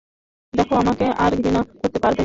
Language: Bangla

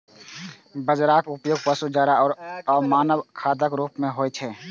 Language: Maithili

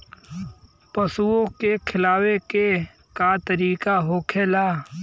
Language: Bhojpuri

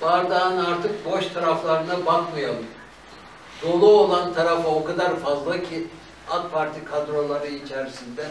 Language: Turkish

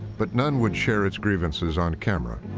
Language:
English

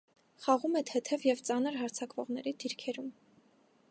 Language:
Armenian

